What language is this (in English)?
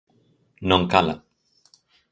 Galician